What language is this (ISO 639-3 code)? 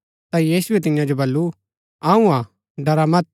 gbk